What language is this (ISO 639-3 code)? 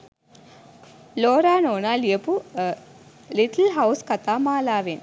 sin